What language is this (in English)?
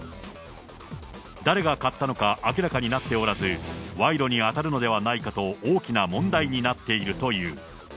Japanese